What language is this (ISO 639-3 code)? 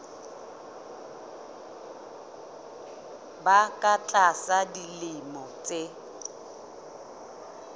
sot